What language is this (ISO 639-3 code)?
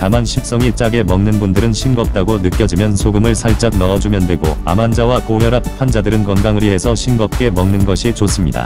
kor